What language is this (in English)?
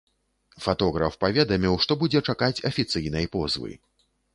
Belarusian